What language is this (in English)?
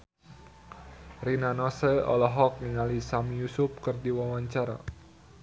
Sundanese